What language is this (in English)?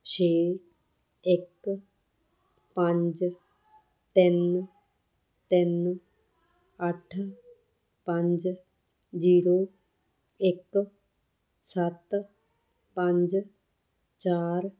Punjabi